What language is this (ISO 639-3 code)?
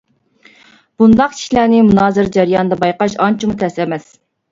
uig